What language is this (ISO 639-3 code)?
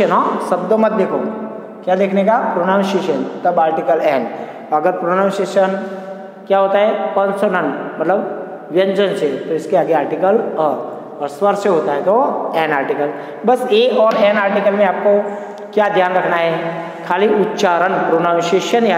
hin